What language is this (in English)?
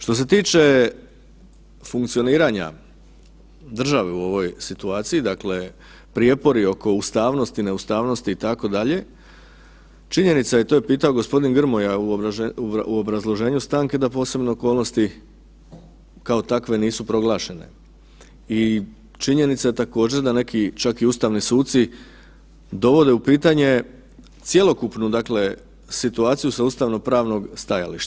Croatian